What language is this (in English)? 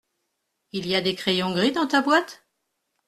French